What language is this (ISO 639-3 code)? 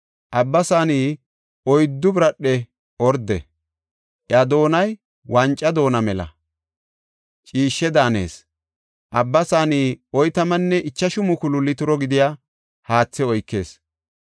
gof